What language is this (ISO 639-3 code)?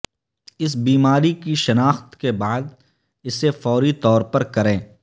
urd